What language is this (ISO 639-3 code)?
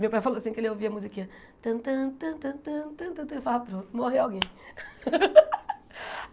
por